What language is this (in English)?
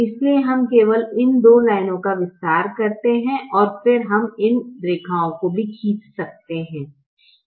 Hindi